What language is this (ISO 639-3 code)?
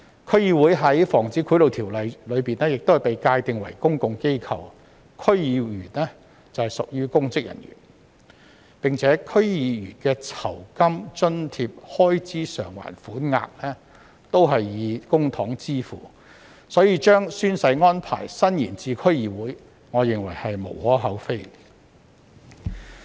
yue